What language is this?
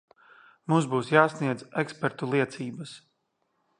Latvian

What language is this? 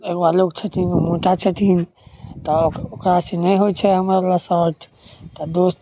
Maithili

